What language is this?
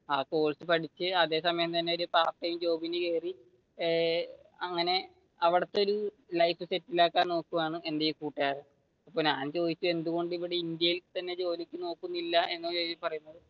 Malayalam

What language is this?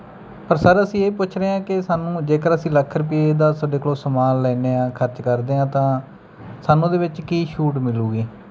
Punjabi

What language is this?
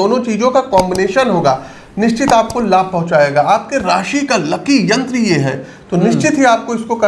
Hindi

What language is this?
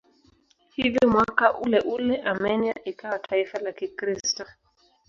Swahili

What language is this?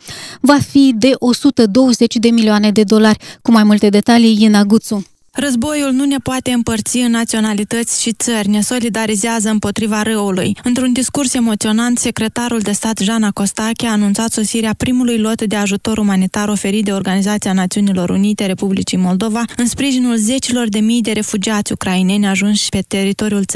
Romanian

